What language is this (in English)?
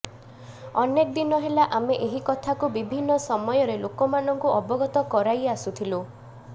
Odia